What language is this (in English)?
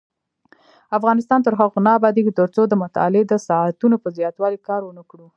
Pashto